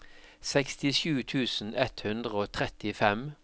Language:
Norwegian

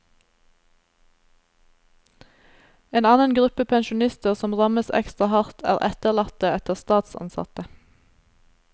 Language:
Norwegian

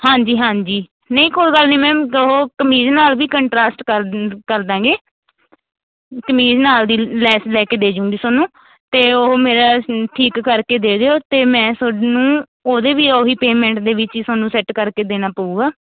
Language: Punjabi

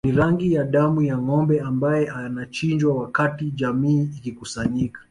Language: Swahili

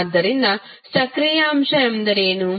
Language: Kannada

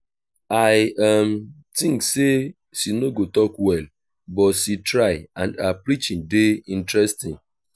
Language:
Nigerian Pidgin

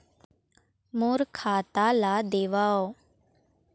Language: Chhattisgarhi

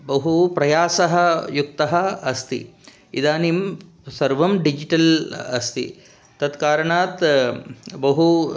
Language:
Sanskrit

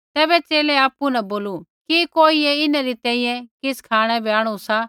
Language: Kullu Pahari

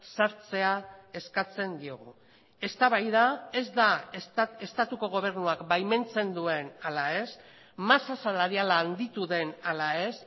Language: Basque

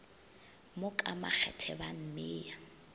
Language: Northern Sotho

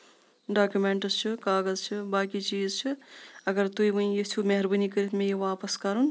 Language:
Kashmiri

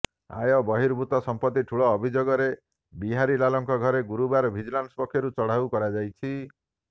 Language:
Odia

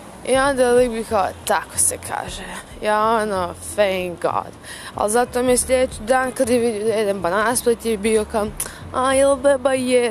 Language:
Croatian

